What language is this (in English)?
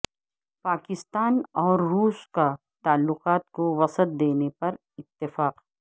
Urdu